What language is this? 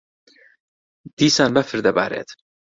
Central Kurdish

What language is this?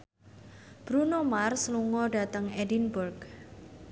Javanese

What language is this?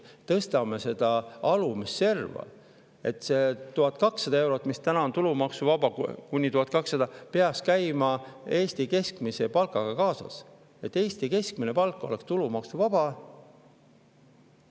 Estonian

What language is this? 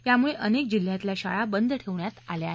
Marathi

